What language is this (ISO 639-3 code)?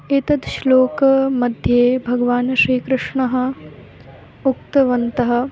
san